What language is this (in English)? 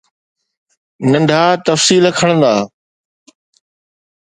Sindhi